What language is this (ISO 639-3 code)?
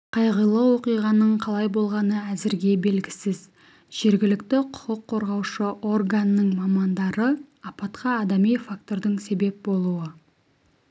kaz